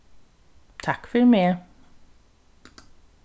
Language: Faroese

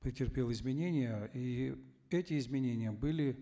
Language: Kazakh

